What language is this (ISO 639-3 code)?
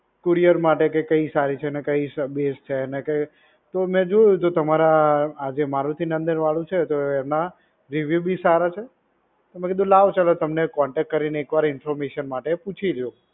guj